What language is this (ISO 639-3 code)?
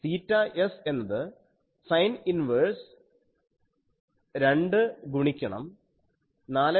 mal